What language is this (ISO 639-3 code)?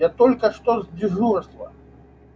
rus